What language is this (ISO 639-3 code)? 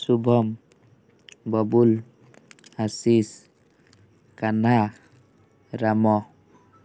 ori